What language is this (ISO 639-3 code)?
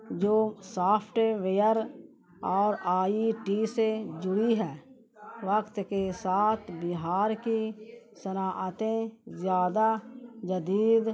urd